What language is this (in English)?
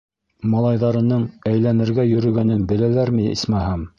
Bashkir